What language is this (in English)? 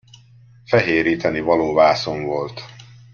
Hungarian